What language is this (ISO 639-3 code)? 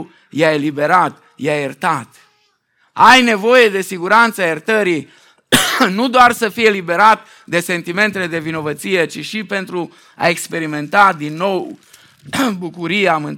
ron